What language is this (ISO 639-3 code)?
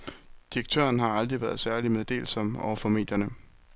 dan